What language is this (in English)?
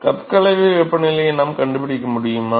Tamil